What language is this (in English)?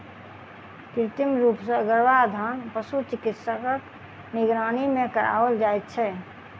Maithili